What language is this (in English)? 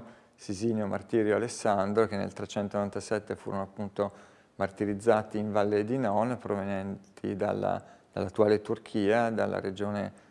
Italian